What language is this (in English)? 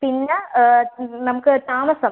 Malayalam